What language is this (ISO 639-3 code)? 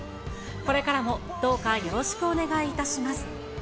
jpn